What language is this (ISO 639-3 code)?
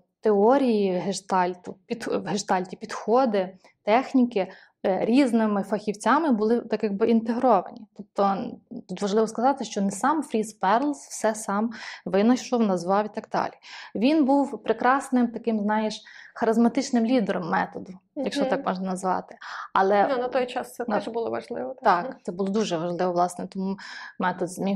ukr